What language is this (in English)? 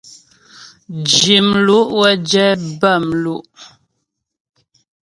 Ghomala